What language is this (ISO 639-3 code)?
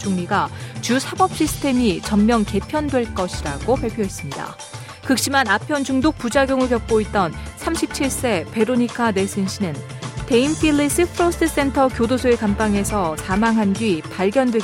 kor